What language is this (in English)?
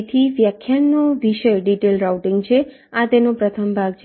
Gujarati